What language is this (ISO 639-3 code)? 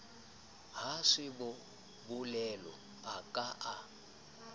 sot